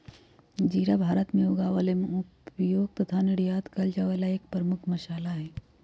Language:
Magahi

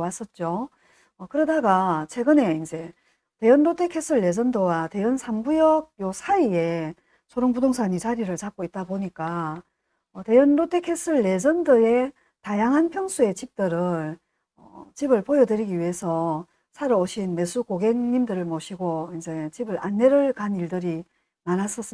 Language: Korean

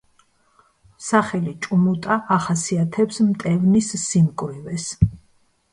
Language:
Georgian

